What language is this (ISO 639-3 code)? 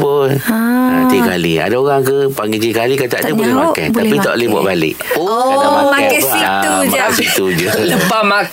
msa